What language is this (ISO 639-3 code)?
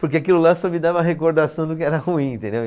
por